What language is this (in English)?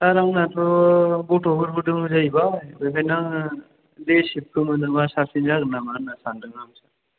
Bodo